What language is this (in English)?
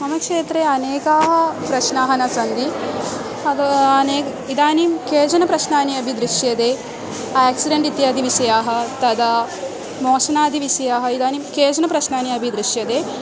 Sanskrit